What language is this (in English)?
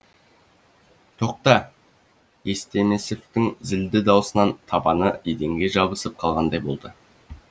Kazakh